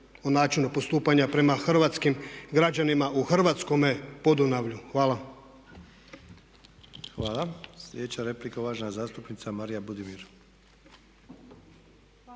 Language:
Croatian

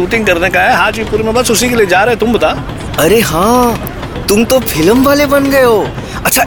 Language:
Hindi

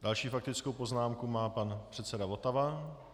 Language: Czech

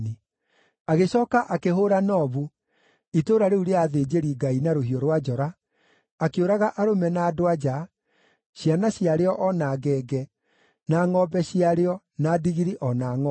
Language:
Kikuyu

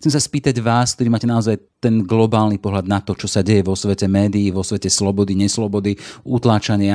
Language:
Slovak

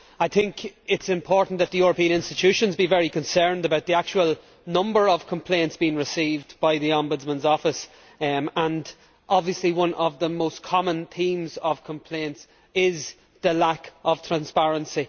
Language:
English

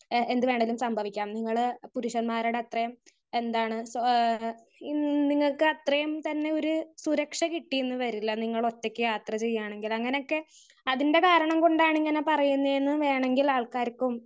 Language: Malayalam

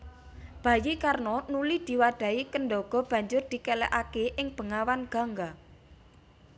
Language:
Javanese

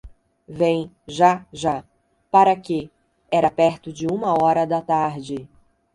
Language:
Portuguese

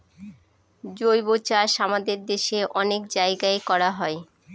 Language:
Bangla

